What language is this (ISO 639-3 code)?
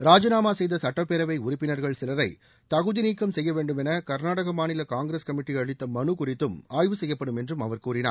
tam